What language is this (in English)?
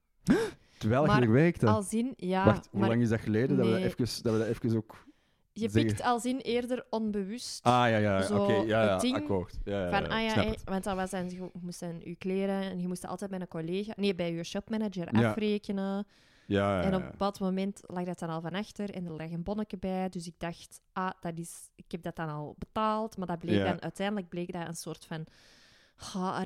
Dutch